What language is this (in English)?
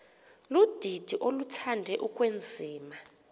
Xhosa